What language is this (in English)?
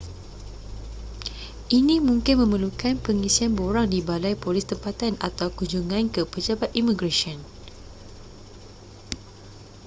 Malay